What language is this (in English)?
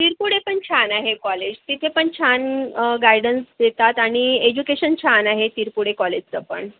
Marathi